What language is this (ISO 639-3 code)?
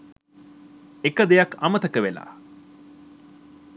sin